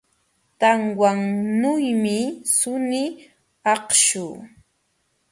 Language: Jauja Wanca Quechua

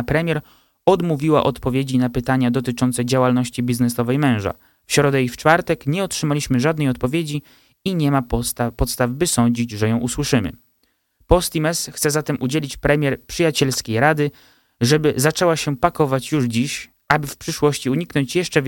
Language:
Polish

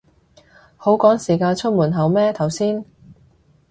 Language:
Cantonese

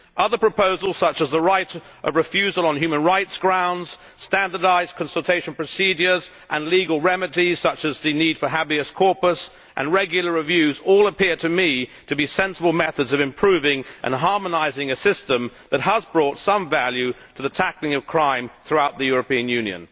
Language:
English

